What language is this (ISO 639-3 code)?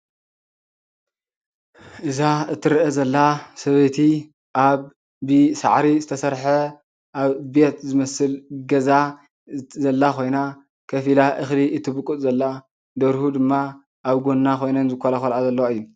tir